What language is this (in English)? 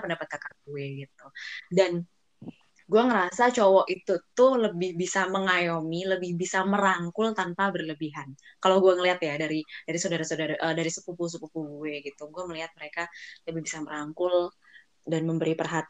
Indonesian